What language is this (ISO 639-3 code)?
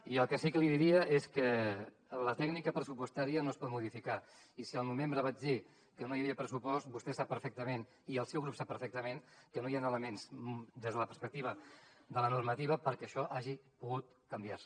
cat